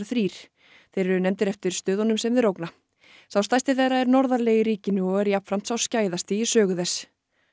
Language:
Icelandic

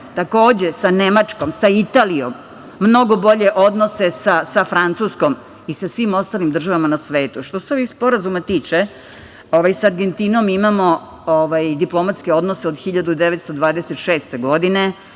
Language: Serbian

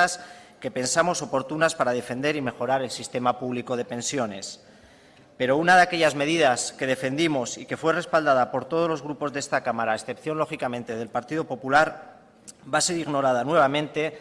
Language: Spanish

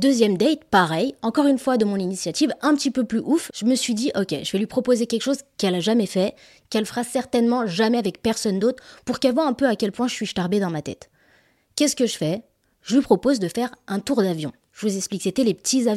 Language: French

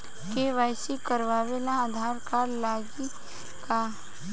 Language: Bhojpuri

